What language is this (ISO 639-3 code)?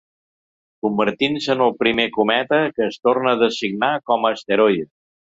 cat